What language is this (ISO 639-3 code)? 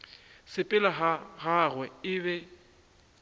nso